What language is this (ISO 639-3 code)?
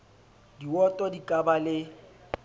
sot